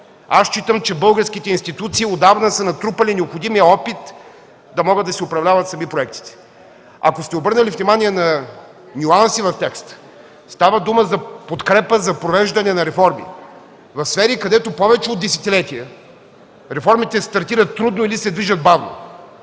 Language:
Bulgarian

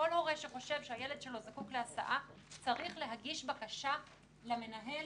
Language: Hebrew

